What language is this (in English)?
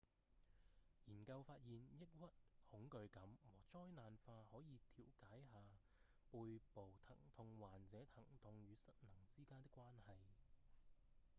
Cantonese